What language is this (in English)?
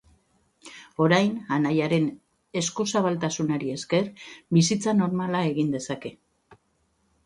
Basque